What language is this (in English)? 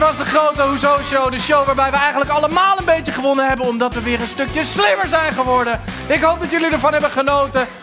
Dutch